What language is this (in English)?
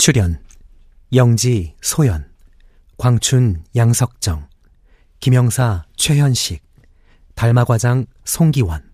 Korean